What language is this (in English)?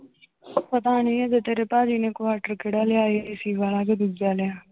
Punjabi